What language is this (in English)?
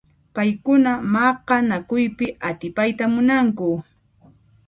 Puno Quechua